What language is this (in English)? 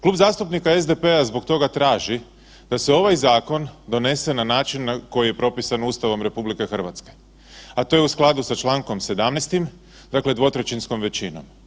Croatian